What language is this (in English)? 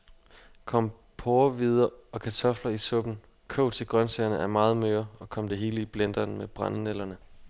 Danish